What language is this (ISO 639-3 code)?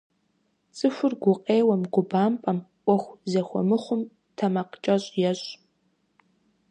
kbd